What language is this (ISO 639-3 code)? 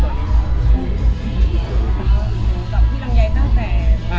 tha